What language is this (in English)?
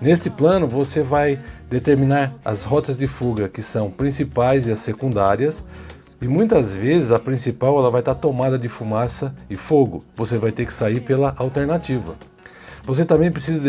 Portuguese